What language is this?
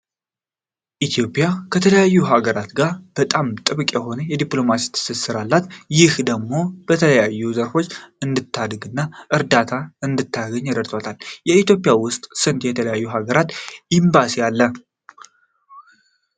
Amharic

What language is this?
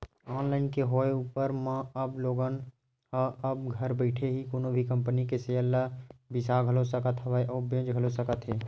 Chhattisgarhi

